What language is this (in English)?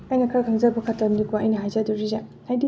Manipuri